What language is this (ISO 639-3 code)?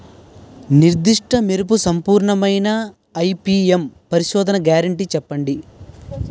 tel